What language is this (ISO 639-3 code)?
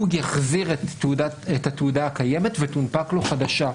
heb